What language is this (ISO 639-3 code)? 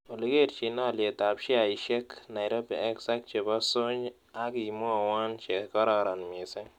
kln